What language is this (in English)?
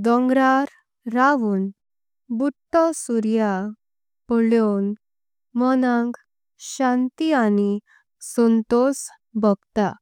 Konkani